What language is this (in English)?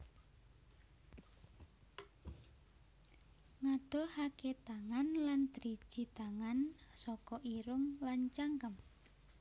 Javanese